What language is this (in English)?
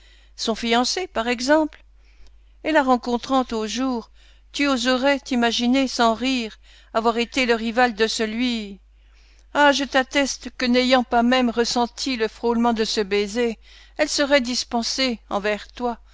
French